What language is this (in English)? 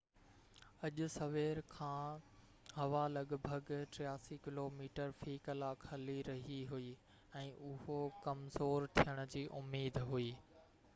Sindhi